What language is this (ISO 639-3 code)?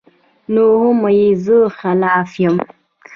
pus